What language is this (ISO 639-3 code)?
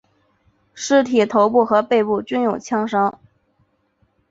zho